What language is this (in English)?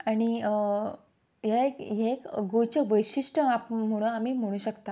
Konkani